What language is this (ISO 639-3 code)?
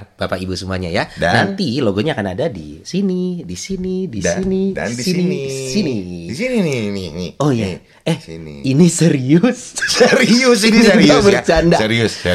ind